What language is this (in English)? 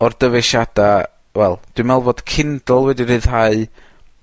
Welsh